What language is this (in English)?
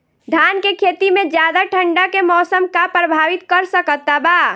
Bhojpuri